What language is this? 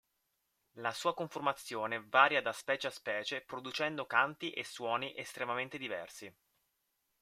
Italian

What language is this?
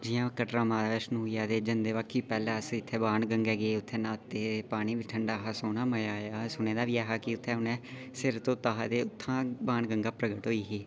Dogri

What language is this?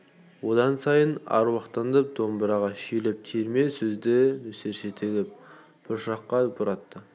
Kazakh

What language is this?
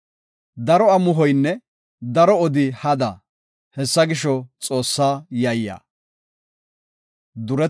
Gofa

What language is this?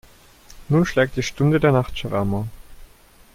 German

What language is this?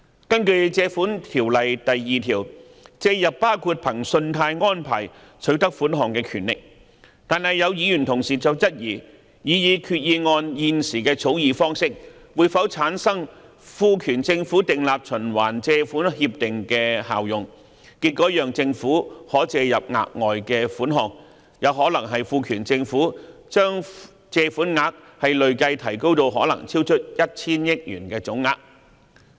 Cantonese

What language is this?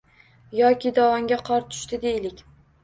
Uzbek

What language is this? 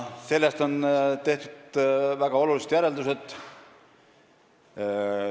Estonian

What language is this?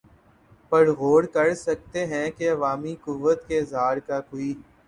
Urdu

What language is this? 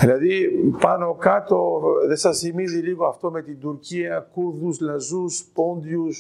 Greek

